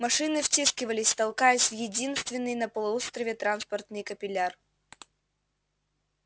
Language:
Russian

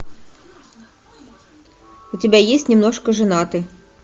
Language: Russian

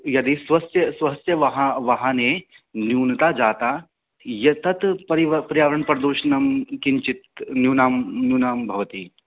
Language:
Sanskrit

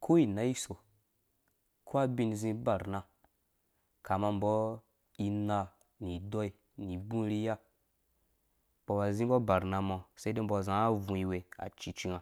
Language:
Dũya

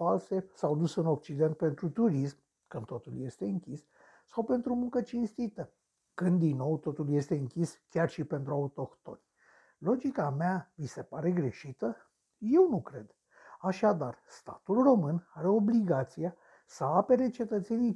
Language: Romanian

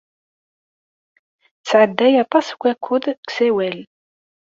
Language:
Kabyle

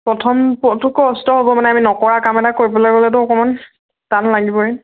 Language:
Assamese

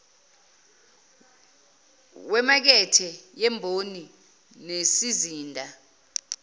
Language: Zulu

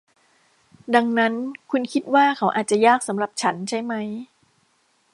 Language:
Thai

